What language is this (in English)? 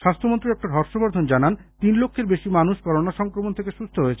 Bangla